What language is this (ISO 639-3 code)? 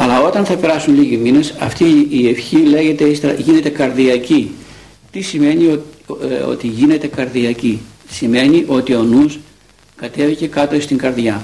ell